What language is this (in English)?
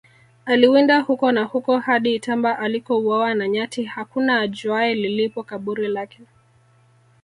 Swahili